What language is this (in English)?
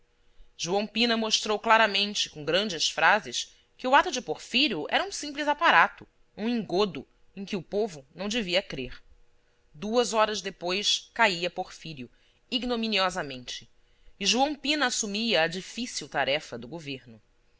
Portuguese